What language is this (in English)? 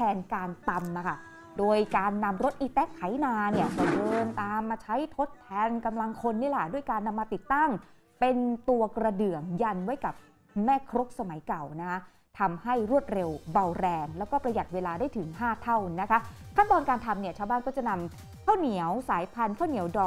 Thai